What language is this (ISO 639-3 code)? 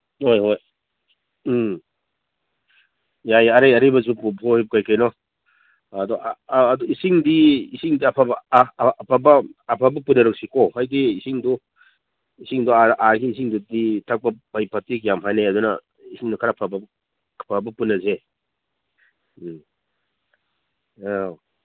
mni